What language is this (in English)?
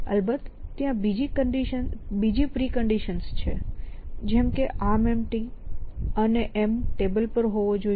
Gujarati